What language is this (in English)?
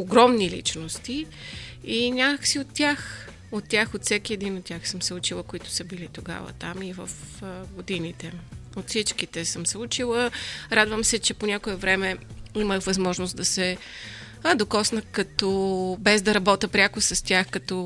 Bulgarian